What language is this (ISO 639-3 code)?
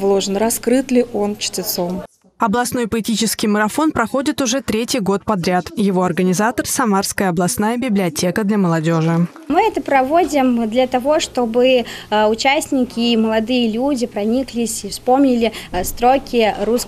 rus